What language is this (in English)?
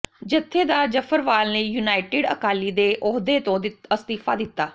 Punjabi